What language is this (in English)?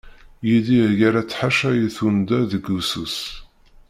Kabyle